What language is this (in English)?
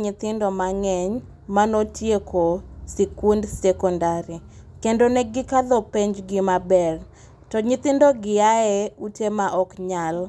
Luo (Kenya and Tanzania)